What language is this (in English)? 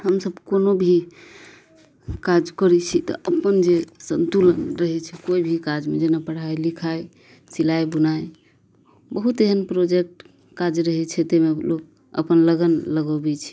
Maithili